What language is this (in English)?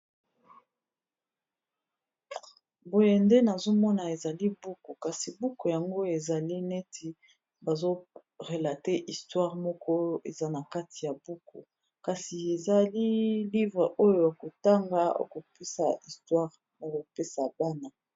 Lingala